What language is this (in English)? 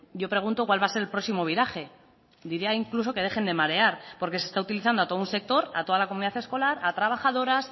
Spanish